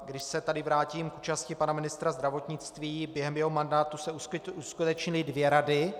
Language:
Czech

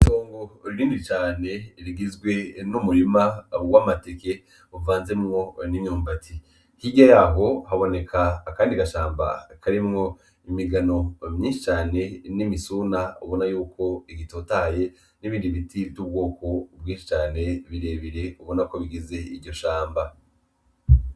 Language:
Rundi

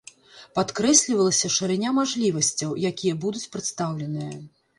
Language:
Belarusian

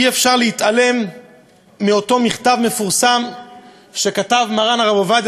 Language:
Hebrew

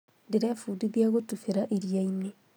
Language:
Kikuyu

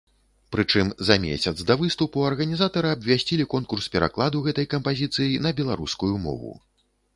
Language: Belarusian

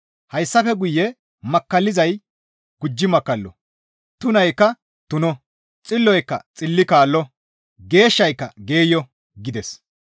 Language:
Gamo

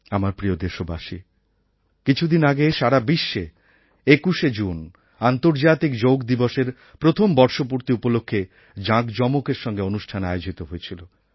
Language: Bangla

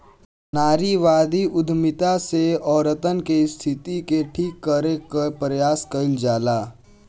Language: Bhojpuri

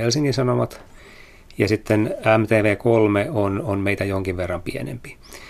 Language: Finnish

